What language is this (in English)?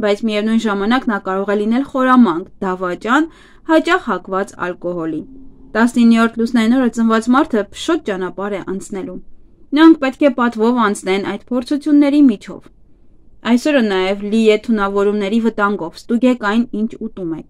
Romanian